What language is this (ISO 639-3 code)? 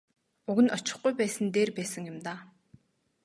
mon